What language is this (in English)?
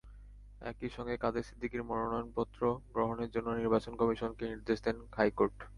Bangla